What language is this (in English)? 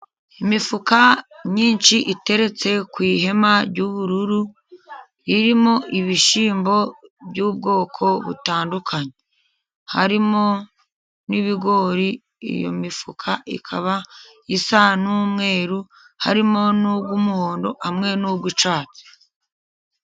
Kinyarwanda